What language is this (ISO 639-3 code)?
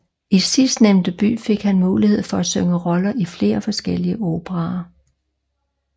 dan